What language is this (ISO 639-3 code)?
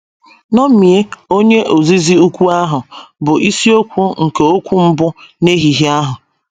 ibo